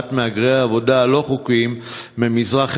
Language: Hebrew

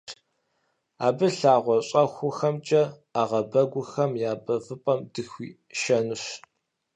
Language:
Kabardian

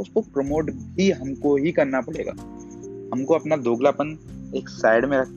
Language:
Hindi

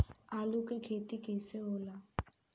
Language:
Bhojpuri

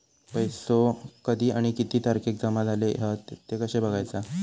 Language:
Marathi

